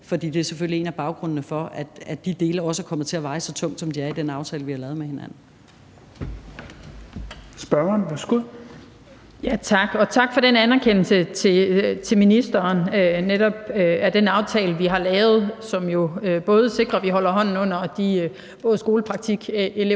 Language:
Danish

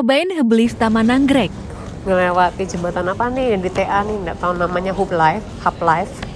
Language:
Indonesian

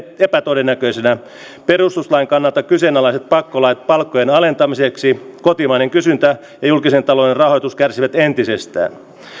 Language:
Finnish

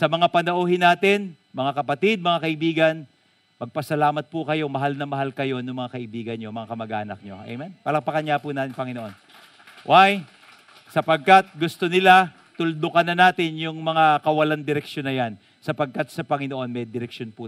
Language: Filipino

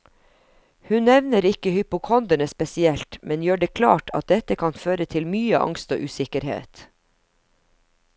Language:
Norwegian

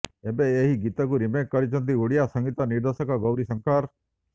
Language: Odia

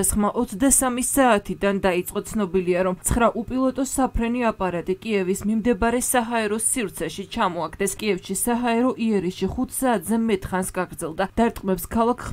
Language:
Romanian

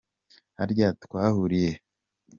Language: Kinyarwanda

